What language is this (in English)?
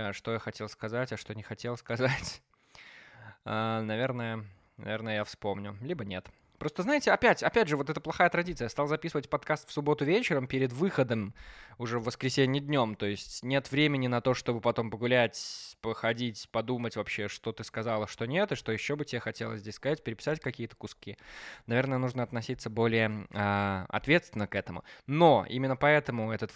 Russian